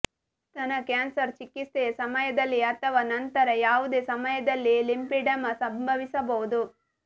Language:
Kannada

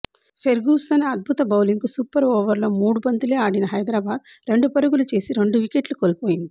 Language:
Telugu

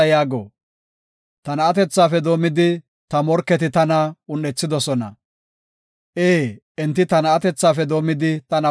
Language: Gofa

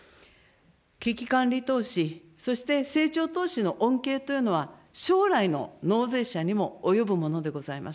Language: Japanese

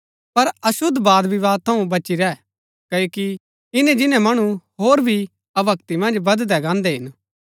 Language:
Gaddi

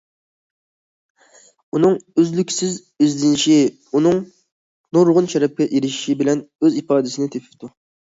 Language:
Uyghur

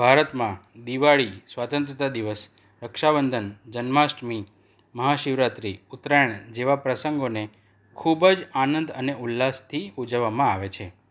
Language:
Gujarati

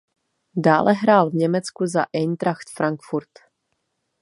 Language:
Czech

